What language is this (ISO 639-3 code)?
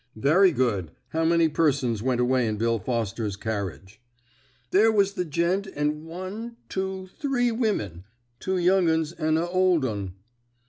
eng